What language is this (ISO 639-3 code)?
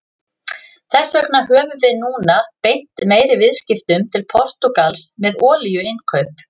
isl